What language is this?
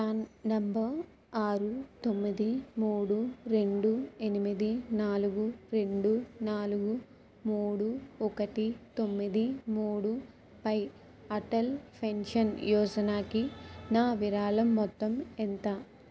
Telugu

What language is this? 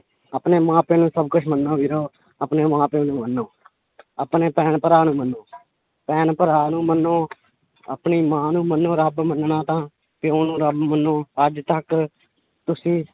Punjabi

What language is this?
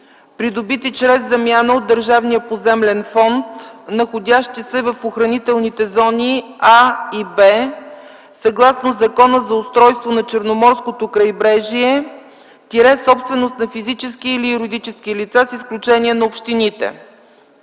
Bulgarian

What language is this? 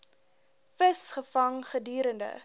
Afrikaans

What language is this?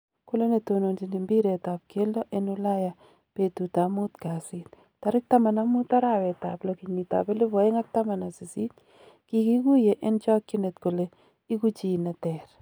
Kalenjin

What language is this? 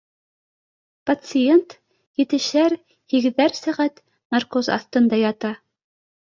Bashkir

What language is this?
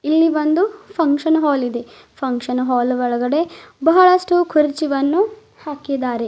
Kannada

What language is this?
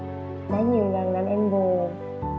Vietnamese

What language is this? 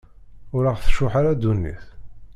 Kabyle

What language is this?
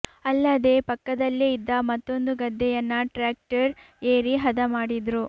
Kannada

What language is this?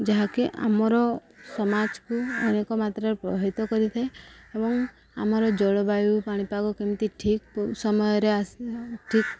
Odia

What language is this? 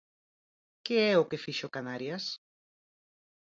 Galician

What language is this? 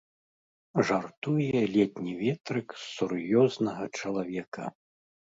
Belarusian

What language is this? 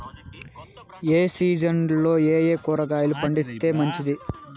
Telugu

